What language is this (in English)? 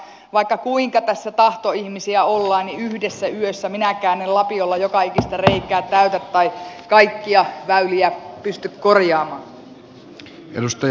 Finnish